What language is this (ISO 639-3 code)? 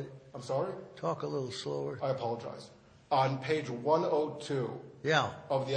eng